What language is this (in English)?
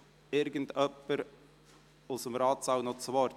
Swiss German